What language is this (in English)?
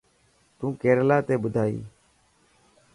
Dhatki